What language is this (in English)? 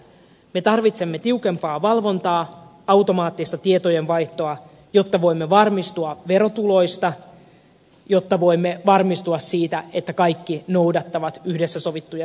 Finnish